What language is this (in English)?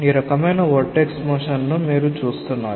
Telugu